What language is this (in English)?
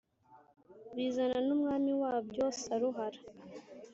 Kinyarwanda